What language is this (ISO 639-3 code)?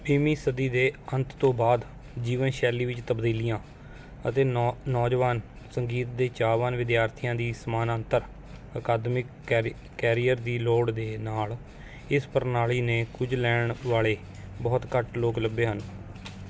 pan